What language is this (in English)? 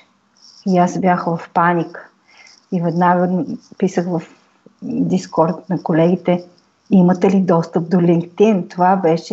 Bulgarian